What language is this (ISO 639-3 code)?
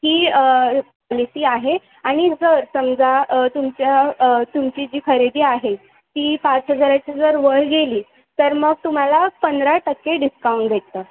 mar